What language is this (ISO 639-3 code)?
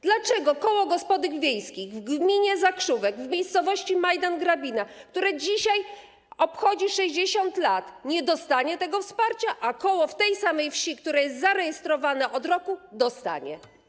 pol